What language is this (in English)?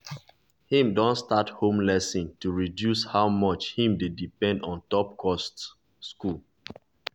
Nigerian Pidgin